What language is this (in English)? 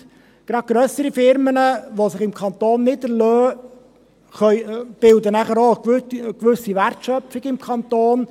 Swiss German